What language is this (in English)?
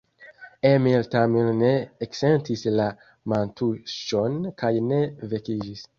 Esperanto